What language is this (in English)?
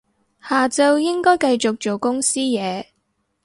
Cantonese